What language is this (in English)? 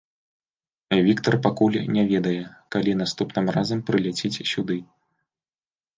Belarusian